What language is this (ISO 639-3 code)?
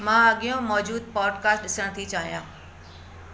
snd